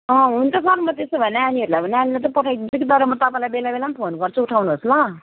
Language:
Nepali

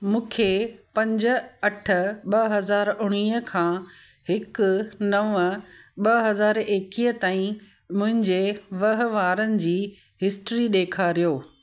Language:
Sindhi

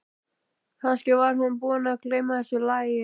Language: Icelandic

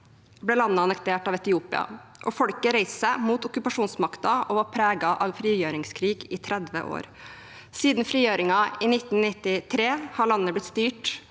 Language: Norwegian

